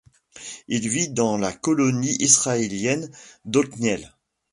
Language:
French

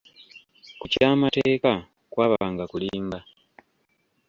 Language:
Ganda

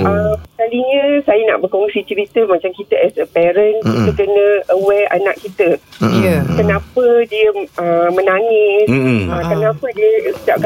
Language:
Malay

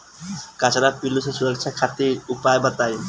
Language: Bhojpuri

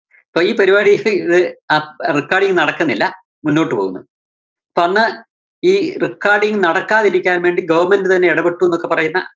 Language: Malayalam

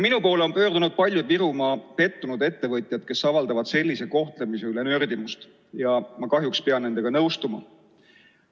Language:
Estonian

